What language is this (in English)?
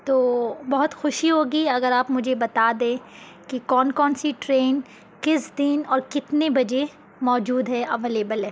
Urdu